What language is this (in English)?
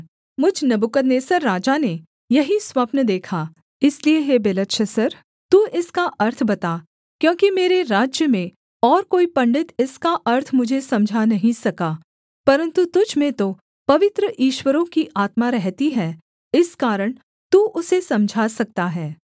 Hindi